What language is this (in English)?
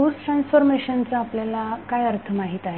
Marathi